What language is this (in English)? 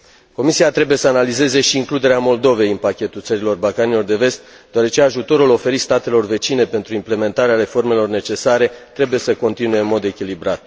Romanian